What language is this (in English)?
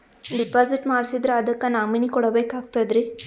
Kannada